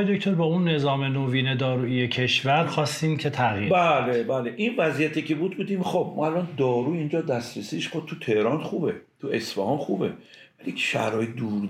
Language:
Persian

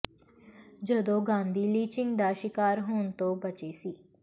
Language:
Punjabi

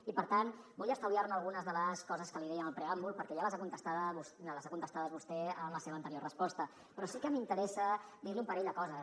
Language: Catalan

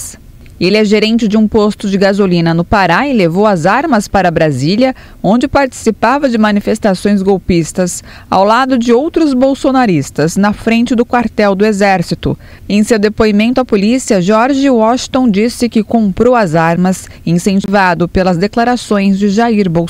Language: Portuguese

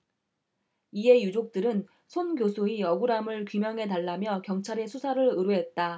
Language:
Korean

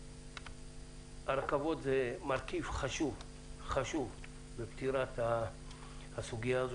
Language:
Hebrew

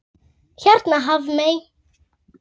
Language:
Icelandic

